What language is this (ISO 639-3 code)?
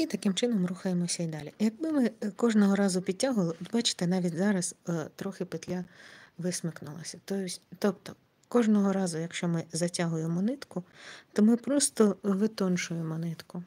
ukr